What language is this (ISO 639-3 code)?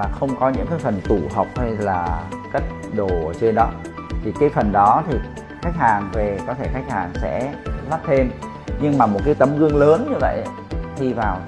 vie